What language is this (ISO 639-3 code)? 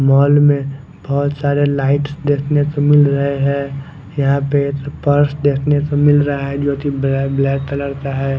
hin